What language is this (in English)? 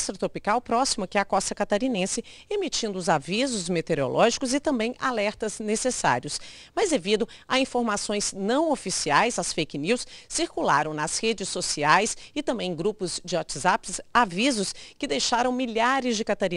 Portuguese